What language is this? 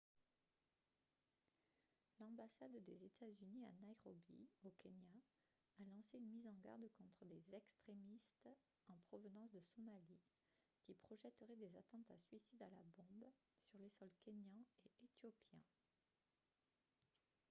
French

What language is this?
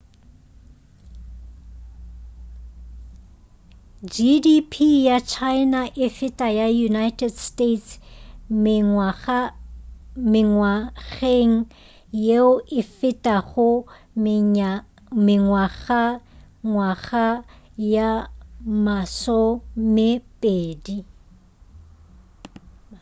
Northern Sotho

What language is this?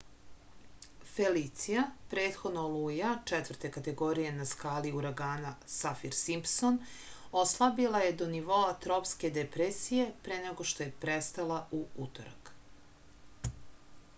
Serbian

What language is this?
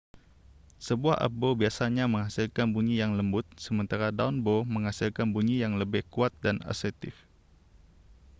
Malay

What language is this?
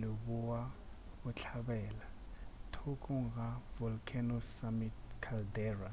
Northern Sotho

